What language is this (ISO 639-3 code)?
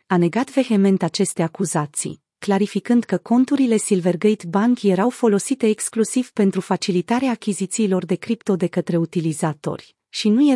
ron